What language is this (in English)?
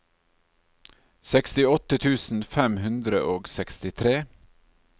Norwegian